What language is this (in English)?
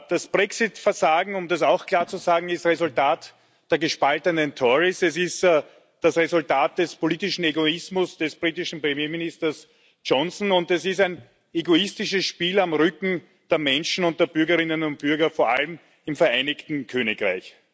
German